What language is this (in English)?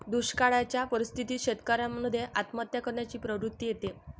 Marathi